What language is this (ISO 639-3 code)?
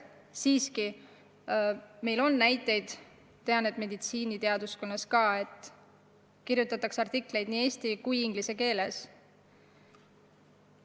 est